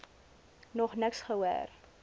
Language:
Afrikaans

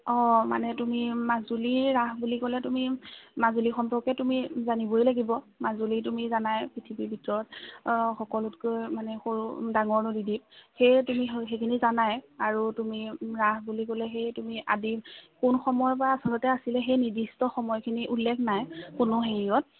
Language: Assamese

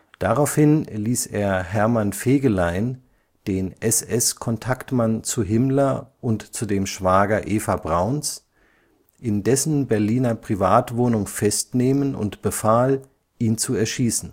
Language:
German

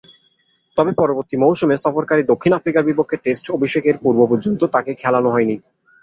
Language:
Bangla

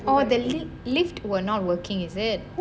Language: English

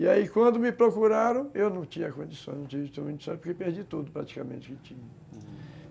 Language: Portuguese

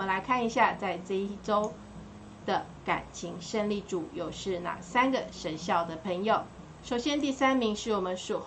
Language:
Chinese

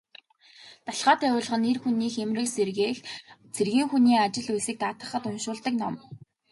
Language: Mongolian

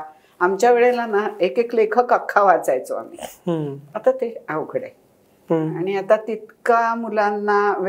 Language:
Marathi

